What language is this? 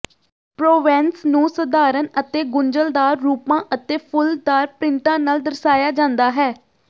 Punjabi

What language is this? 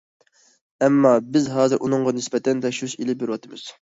Uyghur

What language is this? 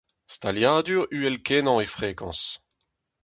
Breton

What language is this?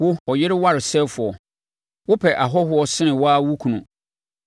Akan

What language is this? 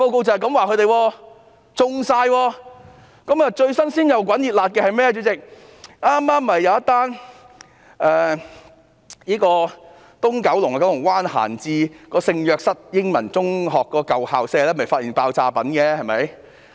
Cantonese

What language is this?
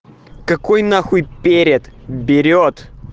Russian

